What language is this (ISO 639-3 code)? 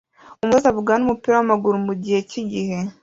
kin